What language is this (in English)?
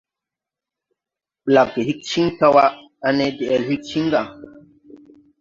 Tupuri